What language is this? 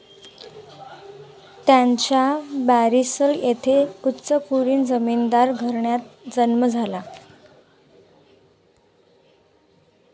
Marathi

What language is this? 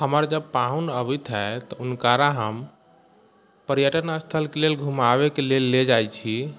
Maithili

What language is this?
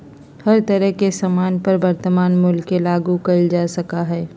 Magahi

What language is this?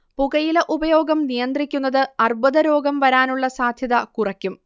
Malayalam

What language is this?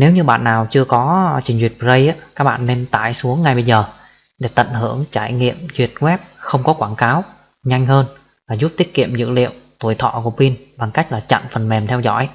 Vietnamese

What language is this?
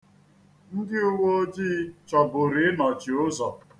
Igbo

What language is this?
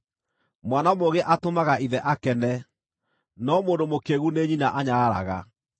Kikuyu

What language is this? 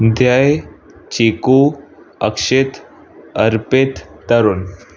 Sindhi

